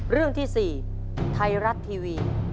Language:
Thai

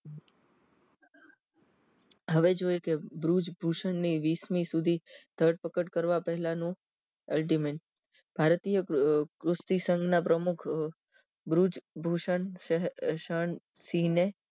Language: Gujarati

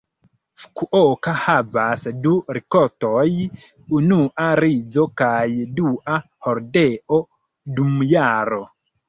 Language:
Esperanto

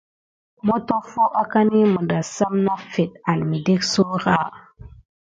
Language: Gidar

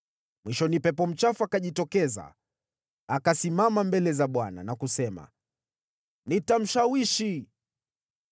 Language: Swahili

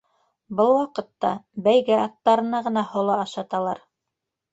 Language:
Bashkir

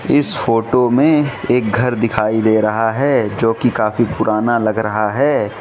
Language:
Hindi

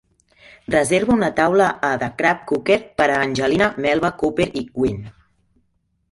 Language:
Catalan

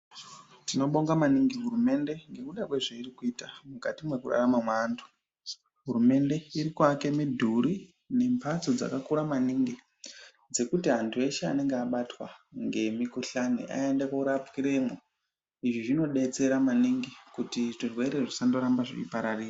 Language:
Ndau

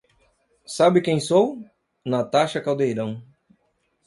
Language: Portuguese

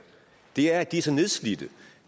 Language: Danish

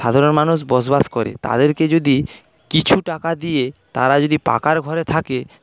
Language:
Bangla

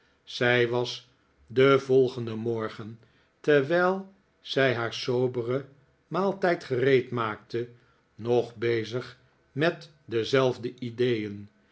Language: Dutch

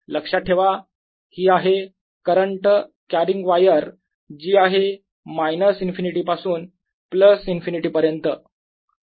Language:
Marathi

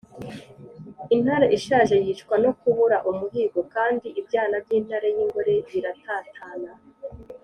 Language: Kinyarwanda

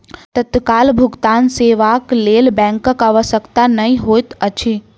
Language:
Maithili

